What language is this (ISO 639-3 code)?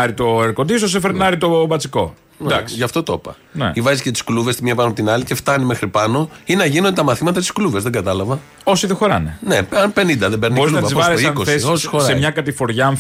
ell